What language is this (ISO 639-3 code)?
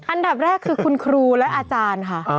tha